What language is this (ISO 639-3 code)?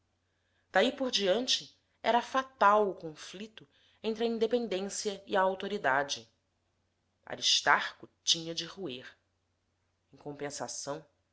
por